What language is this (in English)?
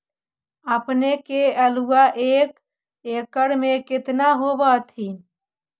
Magahi